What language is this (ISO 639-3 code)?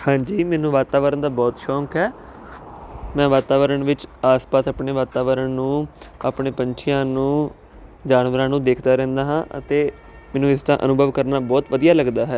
pan